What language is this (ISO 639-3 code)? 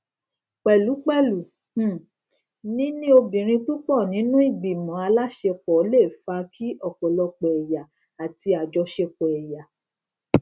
yor